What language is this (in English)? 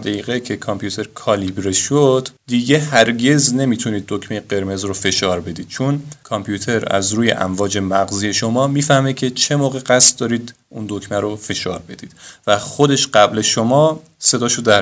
Persian